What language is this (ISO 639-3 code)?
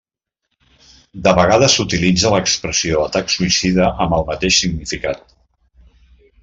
cat